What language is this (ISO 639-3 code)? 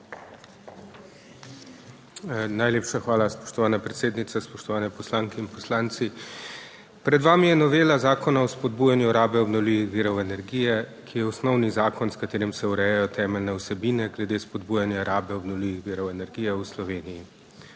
slv